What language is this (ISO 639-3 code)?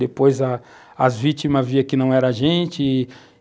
por